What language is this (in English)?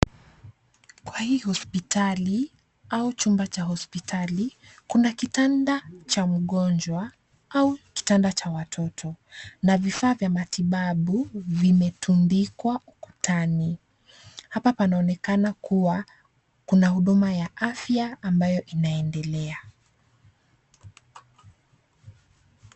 Swahili